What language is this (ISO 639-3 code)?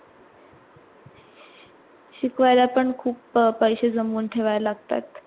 mar